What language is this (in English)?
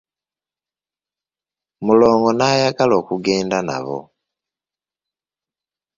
Ganda